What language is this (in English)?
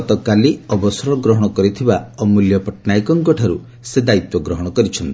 Odia